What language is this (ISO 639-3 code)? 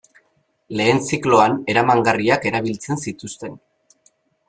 eus